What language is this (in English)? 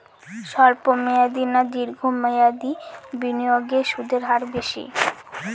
Bangla